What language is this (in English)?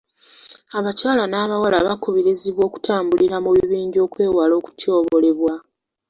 Ganda